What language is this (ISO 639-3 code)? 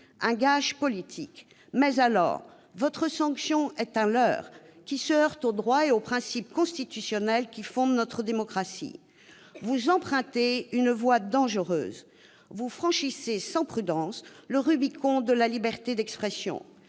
fra